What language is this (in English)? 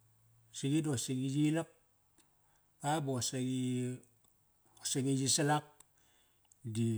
Kairak